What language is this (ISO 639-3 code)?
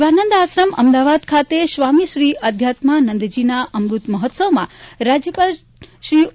guj